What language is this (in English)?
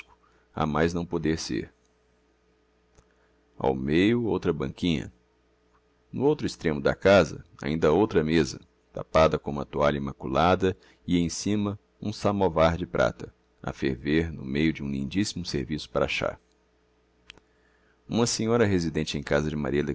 Portuguese